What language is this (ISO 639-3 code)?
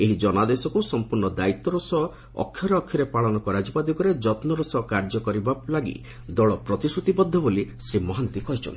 ori